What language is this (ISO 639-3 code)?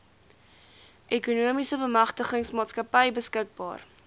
afr